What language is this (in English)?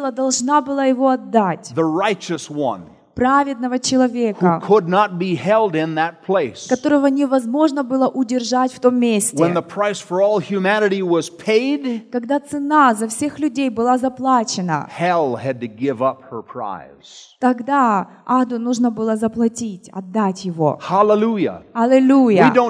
Russian